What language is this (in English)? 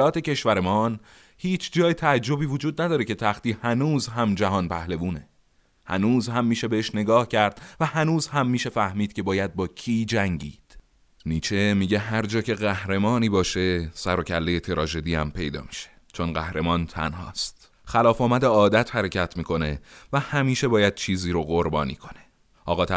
Persian